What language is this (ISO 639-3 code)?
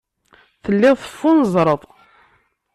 kab